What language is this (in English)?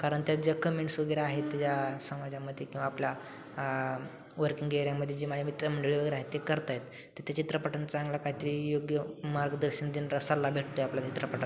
Marathi